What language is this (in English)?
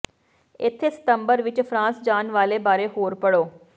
Punjabi